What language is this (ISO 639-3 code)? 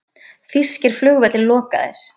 isl